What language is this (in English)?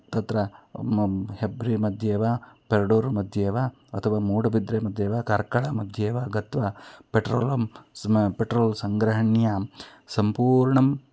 Sanskrit